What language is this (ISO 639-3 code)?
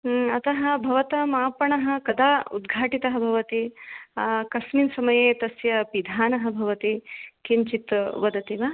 san